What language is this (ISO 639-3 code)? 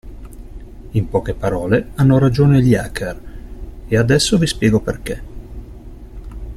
ita